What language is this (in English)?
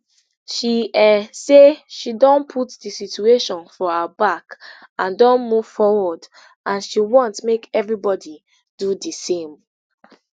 Nigerian Pidgin